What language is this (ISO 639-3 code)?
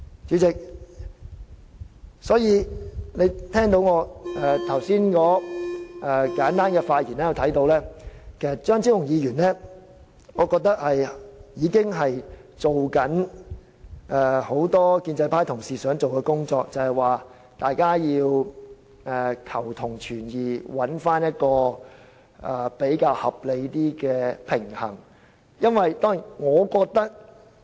yue